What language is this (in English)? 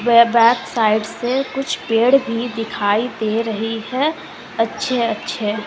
Hindi